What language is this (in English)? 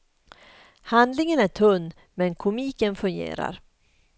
Swedish